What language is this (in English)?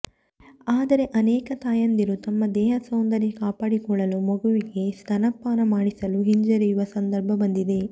Kannada